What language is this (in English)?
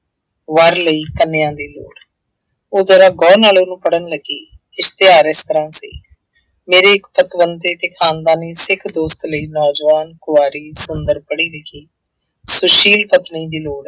Punjabi